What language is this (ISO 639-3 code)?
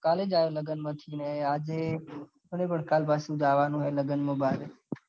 guj